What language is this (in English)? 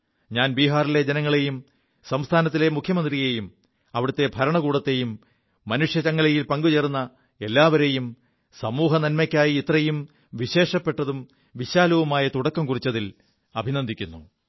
Malayalam